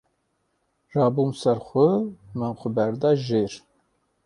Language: Kurdish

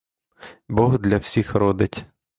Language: Ukrainian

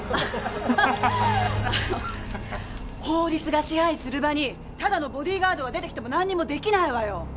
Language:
Japanese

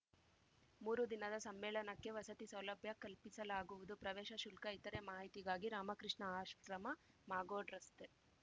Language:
Kannada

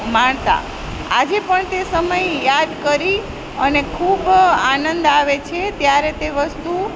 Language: Gujarati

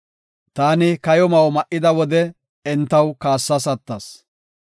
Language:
Gofa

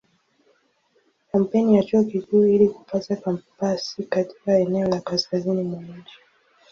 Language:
Swahili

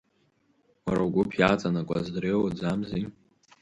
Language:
Abkhazian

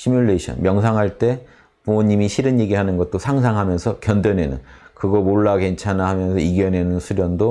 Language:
Korean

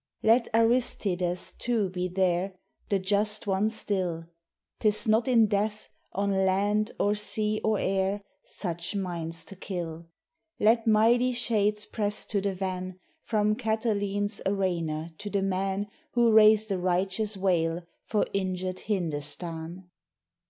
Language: English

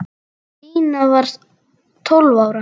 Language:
Icelandic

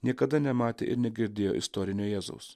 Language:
Lithuanian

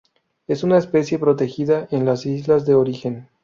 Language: Spanish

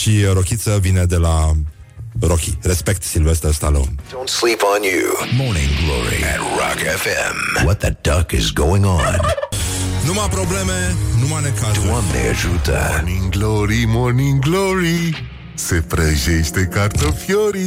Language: Romanian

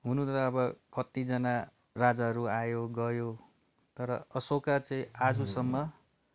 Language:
Nepali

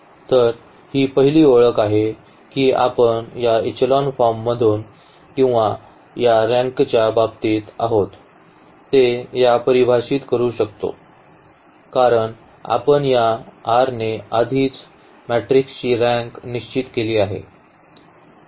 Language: Marathi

